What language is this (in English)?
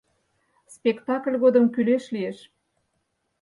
Mari